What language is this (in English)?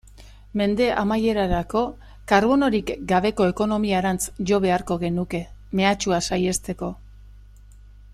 Basque